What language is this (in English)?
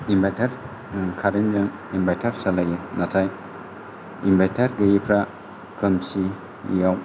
Bodo